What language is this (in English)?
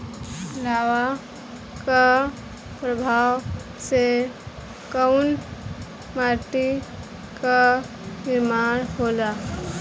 Bhojpuri